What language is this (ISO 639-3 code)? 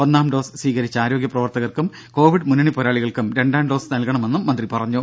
mal